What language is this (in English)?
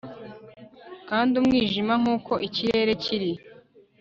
Kinyarwanda